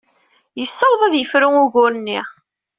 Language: Kabyle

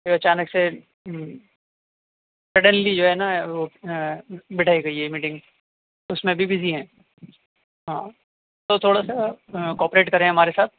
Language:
Urdu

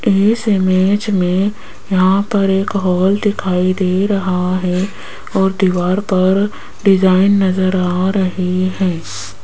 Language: Hindi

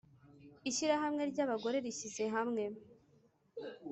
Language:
Kinyarwanda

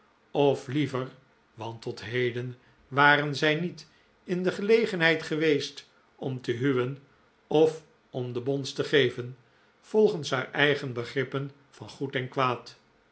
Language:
Dutch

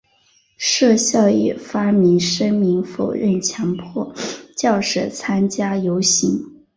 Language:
Chinese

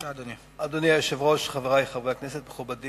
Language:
Hebrew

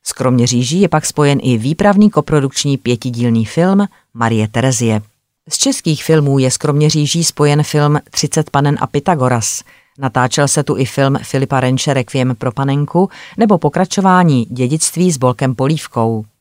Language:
Czech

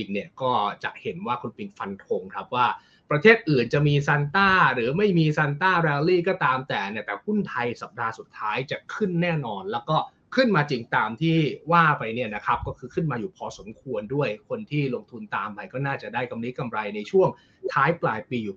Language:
Thai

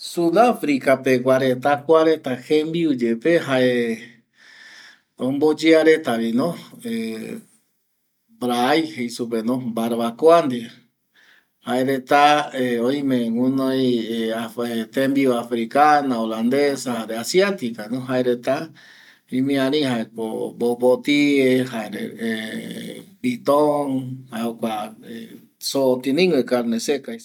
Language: Eastern Bolivian Guaraní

